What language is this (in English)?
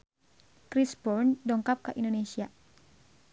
Sundanese